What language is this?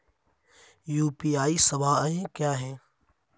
Hindi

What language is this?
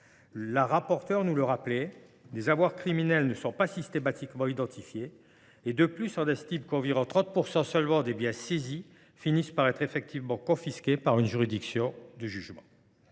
French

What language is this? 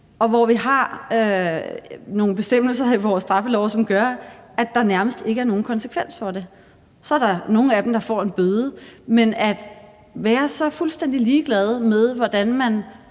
Danish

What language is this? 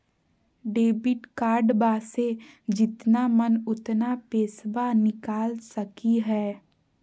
Magahi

